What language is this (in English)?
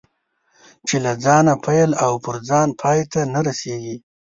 Pashto